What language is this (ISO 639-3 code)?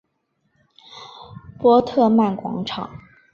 zho